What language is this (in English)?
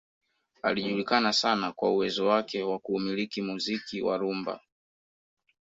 Swahili